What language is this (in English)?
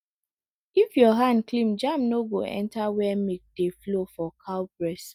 Nigerian Pidgin